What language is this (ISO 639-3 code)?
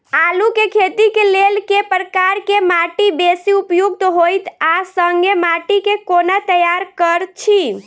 mai